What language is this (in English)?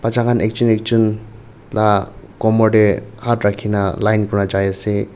Naga Pidgin